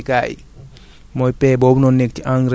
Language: Wolof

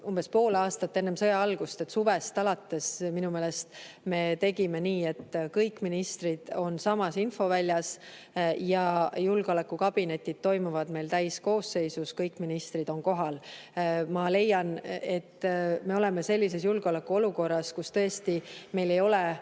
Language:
Estonian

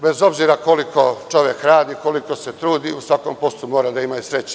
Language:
Serbian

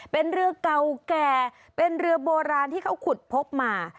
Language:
Thai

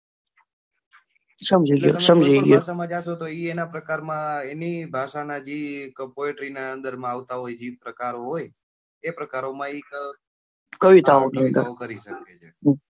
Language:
Gujarati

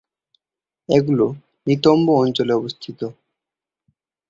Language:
Bangla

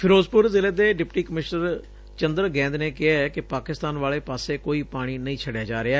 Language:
Punjabi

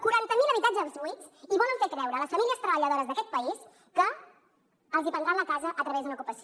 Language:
Catalan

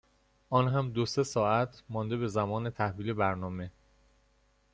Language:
Persian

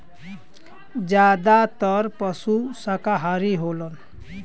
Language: Bhojpuri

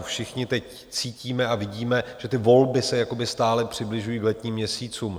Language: Czech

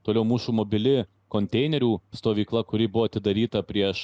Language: Lithuanian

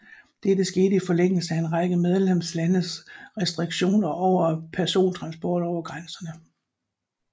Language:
Danish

